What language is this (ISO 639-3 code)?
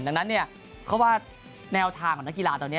tha